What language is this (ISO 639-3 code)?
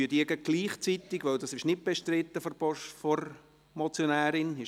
gsw